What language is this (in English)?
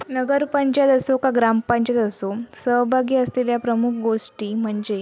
Marathi